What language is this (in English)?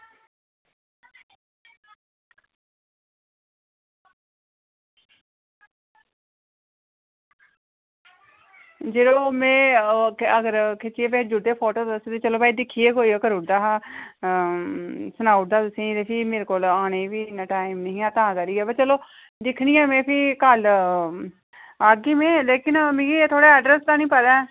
Dogri